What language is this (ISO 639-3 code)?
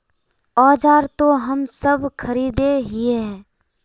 mag